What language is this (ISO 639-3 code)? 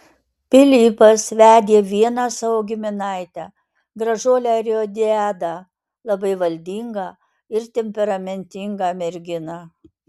lit